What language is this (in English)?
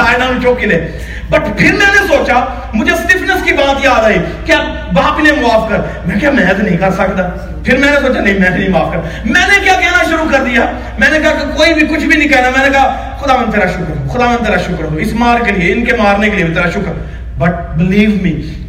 Urdu